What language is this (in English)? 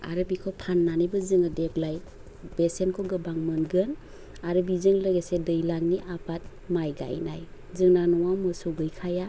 Bodo